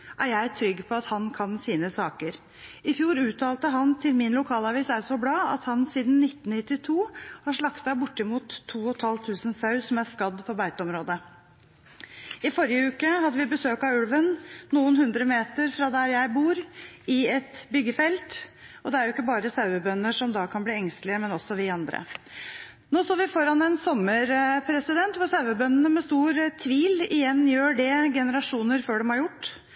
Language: Norwegian Bokmål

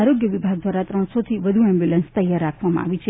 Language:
Gujarati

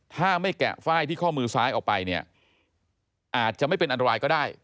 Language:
Thai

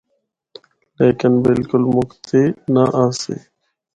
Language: Northern Hindko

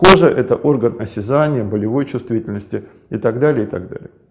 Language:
Russian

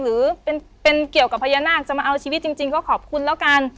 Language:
Thai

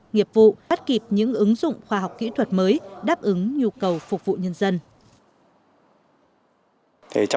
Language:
Vietnamese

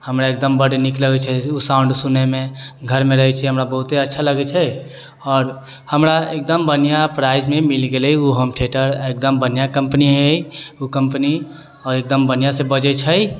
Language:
Maithili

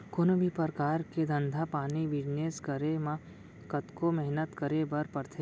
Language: Chhattisgarhi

